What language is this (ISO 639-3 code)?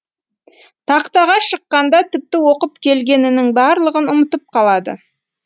kaz